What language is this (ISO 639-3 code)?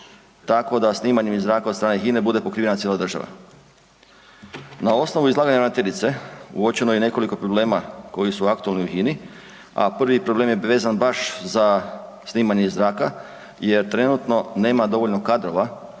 hrv